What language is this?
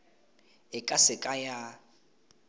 Tswana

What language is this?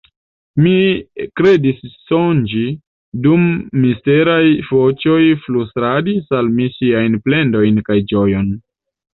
Esperanto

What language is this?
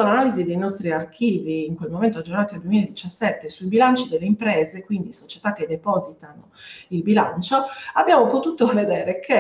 Italian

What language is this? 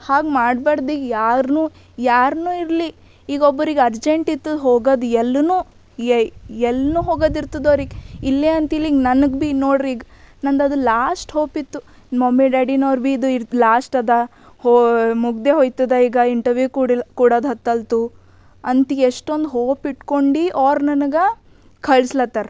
Kannada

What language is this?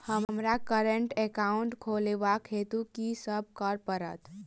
Maithili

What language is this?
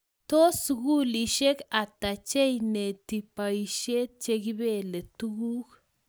Kalenjin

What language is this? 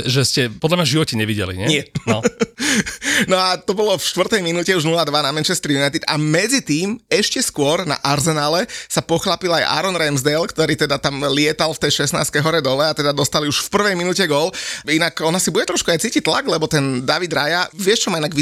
Slovak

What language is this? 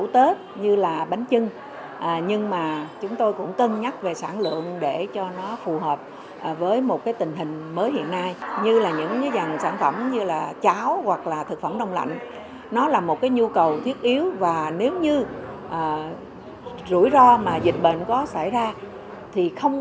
Vietnamese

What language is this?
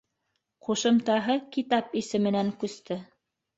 Bashkir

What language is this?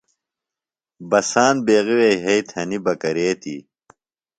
Phalura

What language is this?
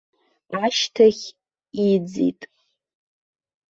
Abkhazian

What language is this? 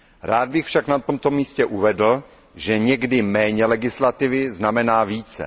Czech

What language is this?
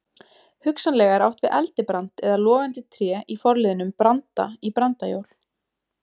Icelandic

